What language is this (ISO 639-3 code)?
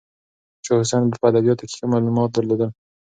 pus